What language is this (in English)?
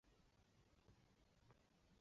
Chinese